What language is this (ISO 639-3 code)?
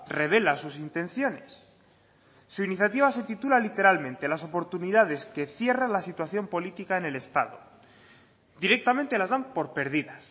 spa